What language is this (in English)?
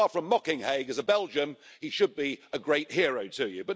English